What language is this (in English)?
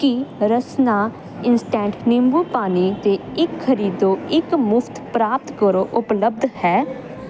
Punjabi